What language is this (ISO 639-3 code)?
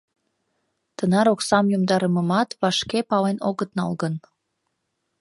chm